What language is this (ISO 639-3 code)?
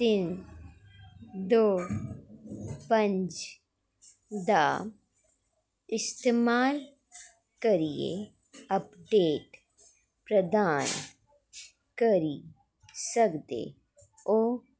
doi